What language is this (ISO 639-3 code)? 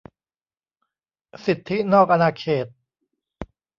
tha